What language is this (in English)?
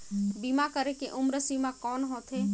Chhattisgarhi